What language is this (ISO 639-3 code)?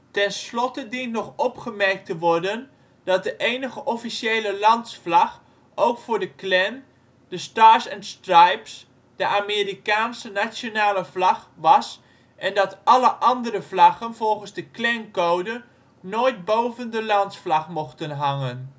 nld